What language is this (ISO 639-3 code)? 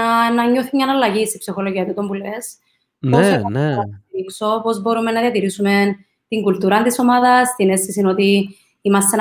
ell